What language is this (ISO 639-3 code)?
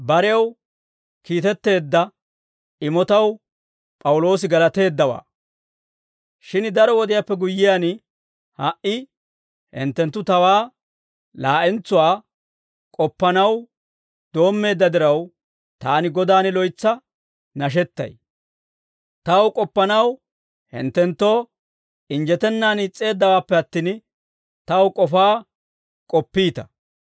dwr